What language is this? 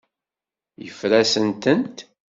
Kabyle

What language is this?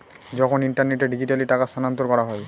Bangla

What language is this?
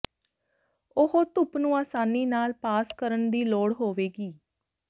Punjabi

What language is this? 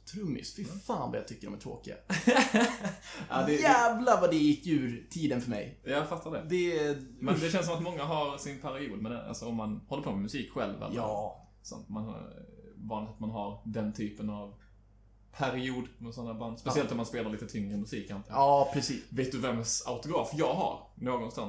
Swedish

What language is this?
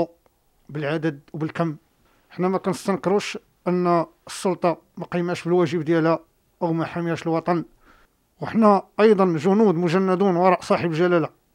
Arabic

